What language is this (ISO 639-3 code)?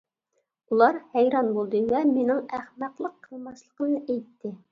uig